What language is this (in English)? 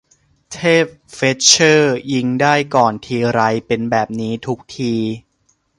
Thai